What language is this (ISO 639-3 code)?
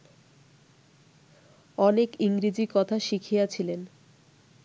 ben